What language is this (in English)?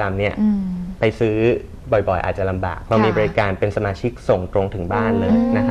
Thai